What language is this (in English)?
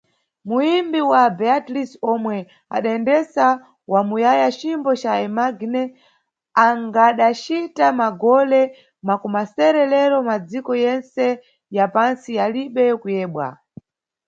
Nyungwe